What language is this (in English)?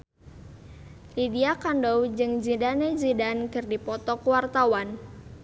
Sundanese